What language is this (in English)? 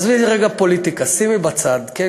Hebrew